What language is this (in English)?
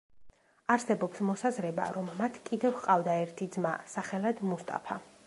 Georgian